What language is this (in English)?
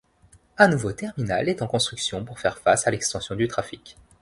French